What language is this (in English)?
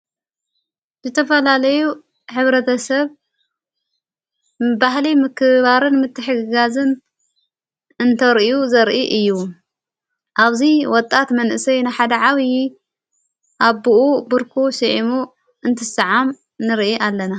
Tigrinya